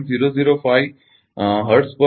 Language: Gujarati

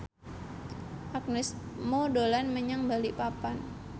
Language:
Javanese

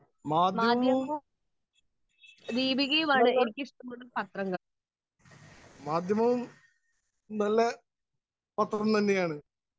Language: Malayalam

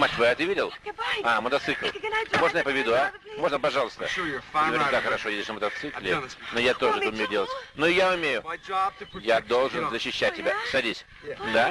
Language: Russian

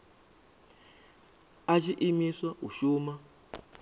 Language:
Venda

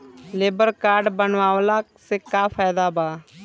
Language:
Bhojpuri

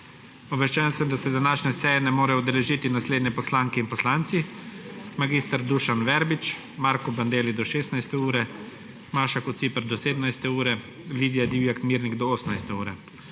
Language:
Slovenian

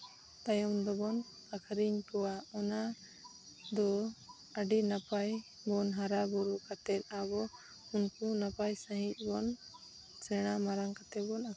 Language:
Santali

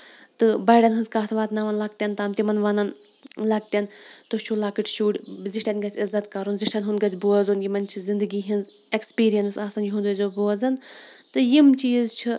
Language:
Kashmiri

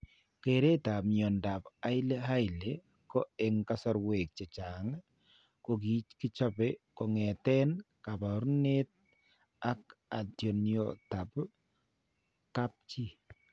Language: Kalenjin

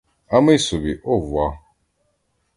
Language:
Ukrainian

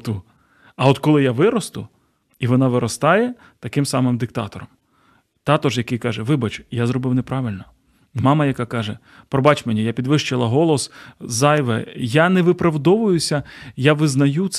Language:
Ukrainian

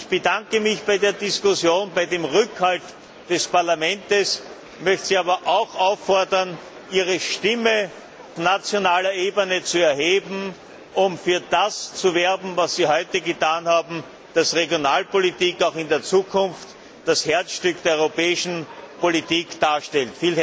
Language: German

